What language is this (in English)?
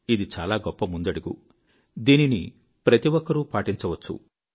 Telugu